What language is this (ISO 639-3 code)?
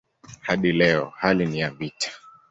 swa